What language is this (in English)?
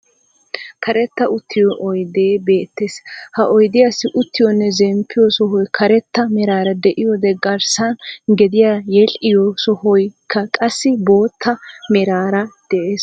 Wolaytta